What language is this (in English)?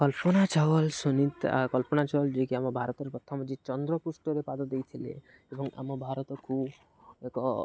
Odia